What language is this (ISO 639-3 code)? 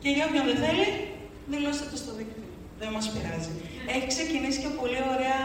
ell